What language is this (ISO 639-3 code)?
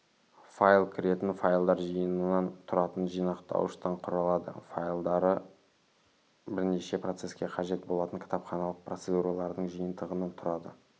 kaz